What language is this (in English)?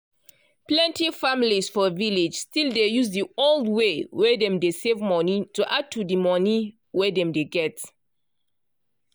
Nigerian Pidgin